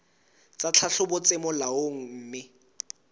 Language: Southern Sotho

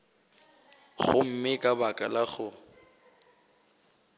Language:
Northern Sotho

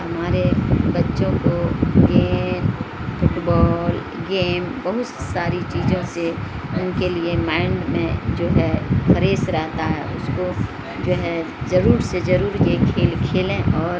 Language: Urdu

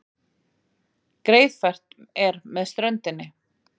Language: Icelandic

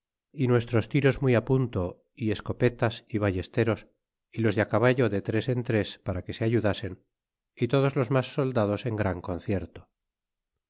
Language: Spanish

